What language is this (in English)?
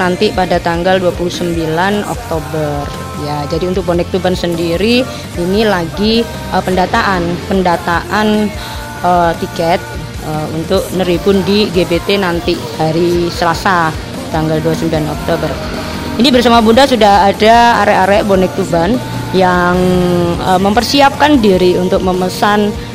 Indonesian